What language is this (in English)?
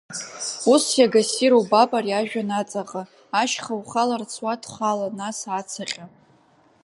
Abkhazian